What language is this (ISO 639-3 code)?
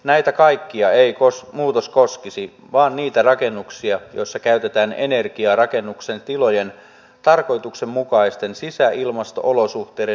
fin